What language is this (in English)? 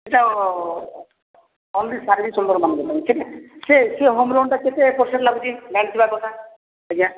Odia